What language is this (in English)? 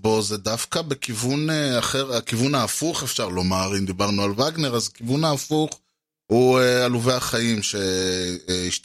Hebrew